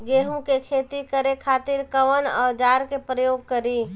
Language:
Bhojpuri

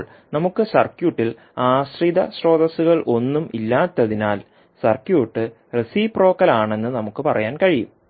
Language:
Malayalam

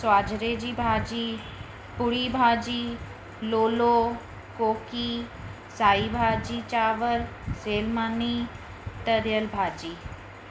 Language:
Sindhi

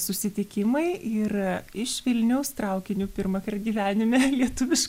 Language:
Lithuanian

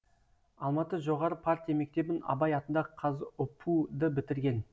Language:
Kazakh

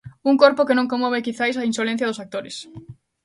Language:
Galician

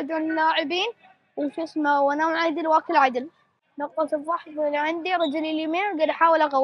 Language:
Arabic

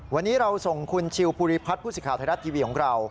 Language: Thai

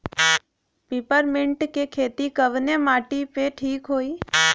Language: Bhojpuri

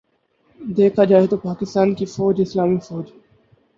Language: Urdu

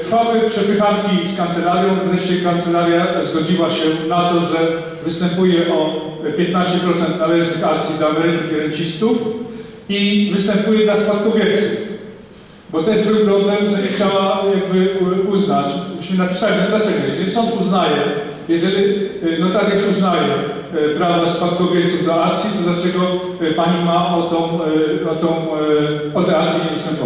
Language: Polish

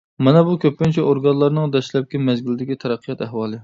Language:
Uyghur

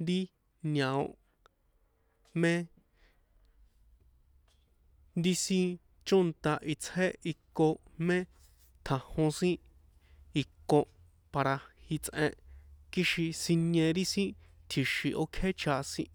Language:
San Juan Atzingo Popoloca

